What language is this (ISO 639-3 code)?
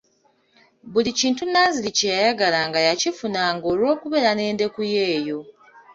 lug